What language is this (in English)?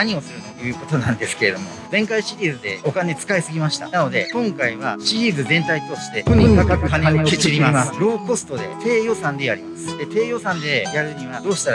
Japanese